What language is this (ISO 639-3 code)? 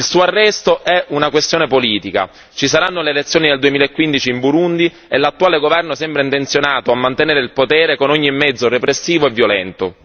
ita